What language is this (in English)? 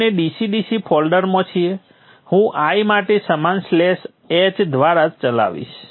Gujarati